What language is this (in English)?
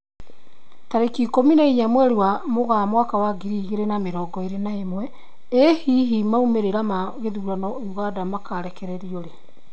Kikuyu